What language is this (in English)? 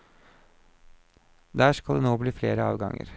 Norwegian